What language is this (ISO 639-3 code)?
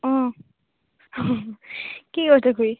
asm